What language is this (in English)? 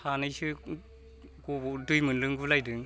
Bodo